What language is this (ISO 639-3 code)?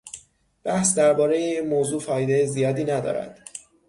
fas